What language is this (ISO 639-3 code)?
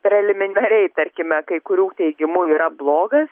lit